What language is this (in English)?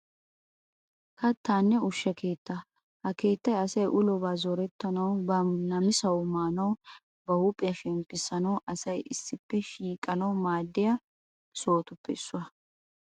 Wolaytta